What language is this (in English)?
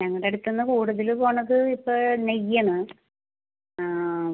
Malayalam